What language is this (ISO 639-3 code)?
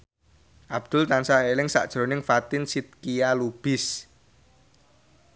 jav